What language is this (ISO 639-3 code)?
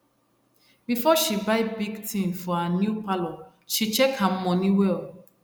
pcm